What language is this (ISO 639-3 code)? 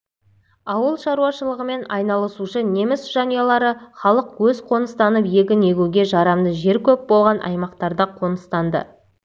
kaz